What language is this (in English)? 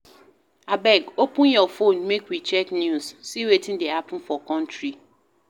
Nigerian Pidgin